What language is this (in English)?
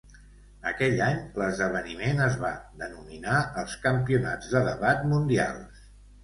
Catalan